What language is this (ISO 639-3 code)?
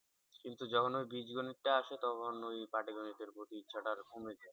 ben